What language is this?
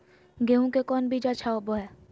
Magahi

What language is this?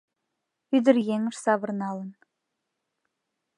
Mari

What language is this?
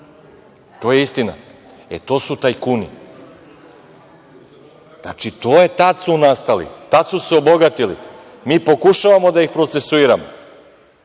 Serbian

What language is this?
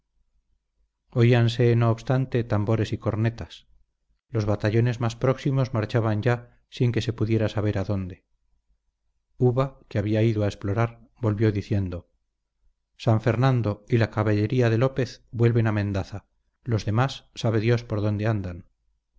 Spanish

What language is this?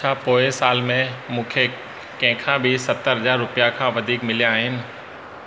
Sindhi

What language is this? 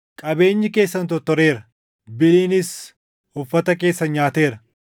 Oromo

